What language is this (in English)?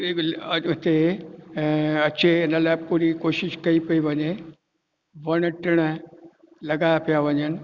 Sindhi